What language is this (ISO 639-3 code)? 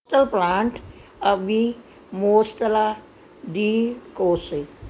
pan